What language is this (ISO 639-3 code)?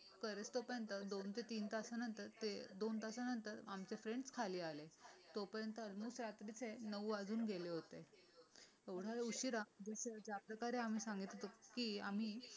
mar